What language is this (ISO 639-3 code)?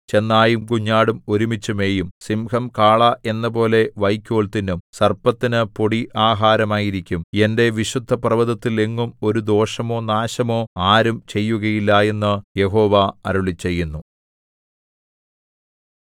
mal